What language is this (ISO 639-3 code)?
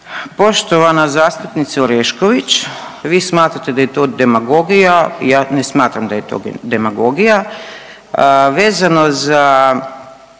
hrv